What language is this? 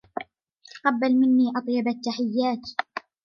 Arabic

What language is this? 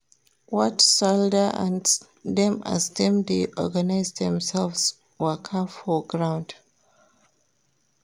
Nigerian Pidgin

